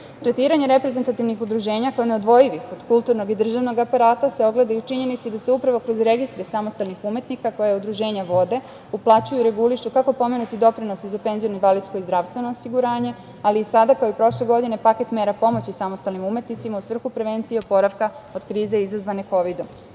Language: Serbian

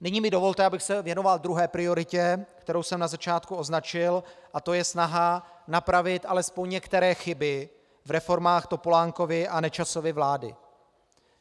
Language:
Czech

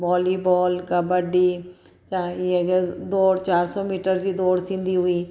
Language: Sindhi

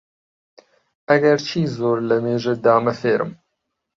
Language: Central Kurdish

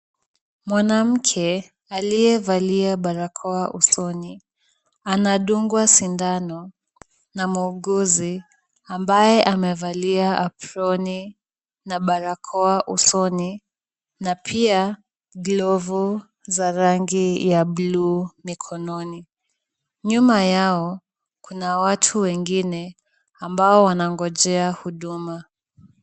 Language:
Swahili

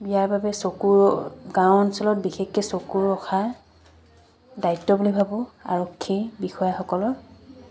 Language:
Assamese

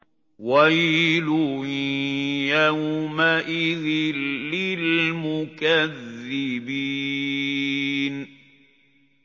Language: Arabic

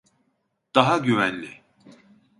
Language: Turkish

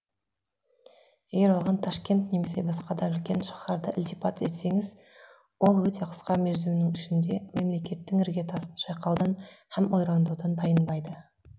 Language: Kazakh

